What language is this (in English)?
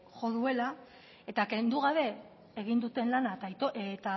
Basque